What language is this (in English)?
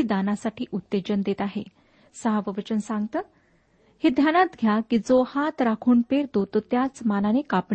Marathi